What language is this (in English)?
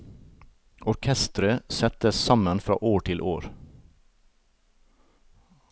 Norwegian